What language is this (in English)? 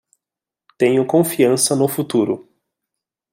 Portuguese